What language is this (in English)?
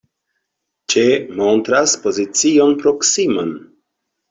Esperanto